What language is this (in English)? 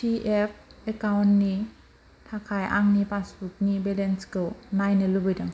Bodo